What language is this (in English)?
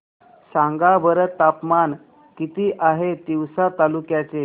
Marathi